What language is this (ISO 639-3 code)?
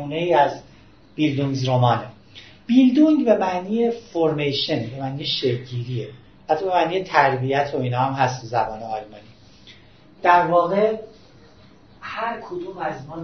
fas